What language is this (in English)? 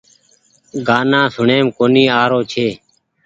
Goaria